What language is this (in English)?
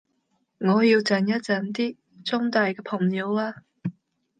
Cantonese